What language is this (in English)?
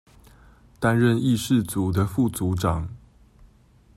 Chinese